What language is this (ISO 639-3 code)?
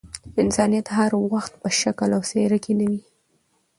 pus